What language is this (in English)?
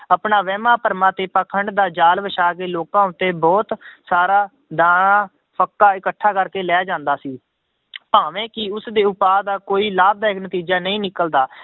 Punjabi